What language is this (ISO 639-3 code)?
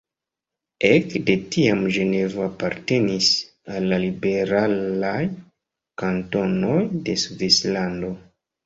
epo